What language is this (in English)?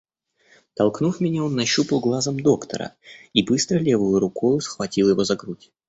Russian